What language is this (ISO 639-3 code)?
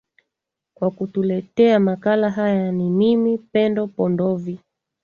swa